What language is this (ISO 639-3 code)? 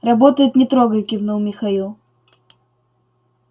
rus